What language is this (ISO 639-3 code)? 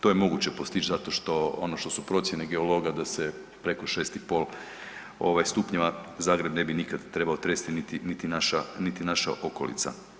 hrv